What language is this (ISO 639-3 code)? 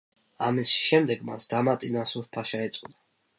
kat